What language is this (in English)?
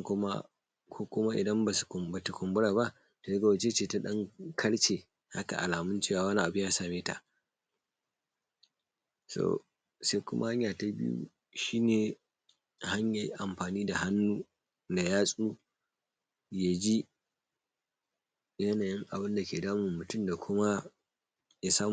Hausa